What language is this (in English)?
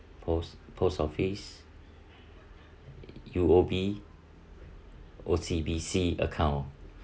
English